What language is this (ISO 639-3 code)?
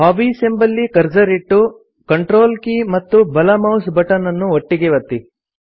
kan